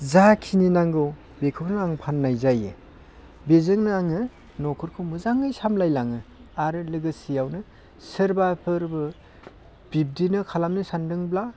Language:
Bodo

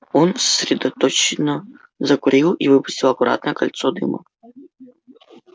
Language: Russian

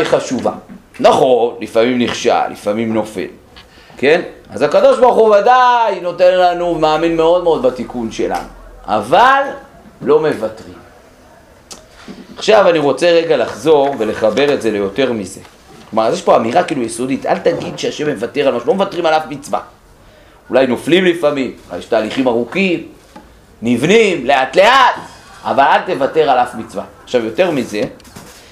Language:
Hebrew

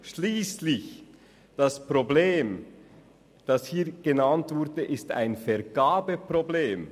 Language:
Swiss German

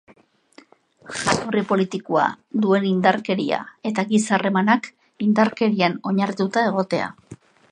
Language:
Basque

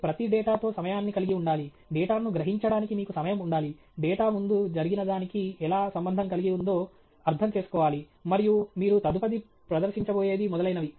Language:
Telugu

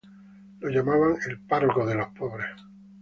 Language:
Spanish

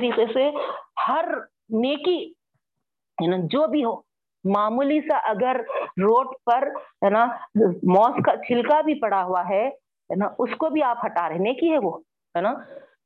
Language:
Urdu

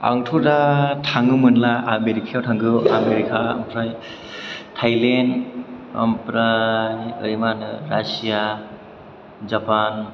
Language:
Bodo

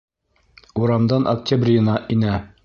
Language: Bashkir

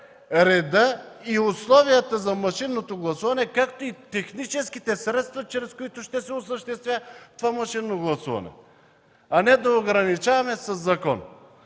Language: Bulgarian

